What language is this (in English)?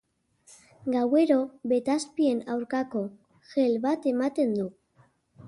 Basque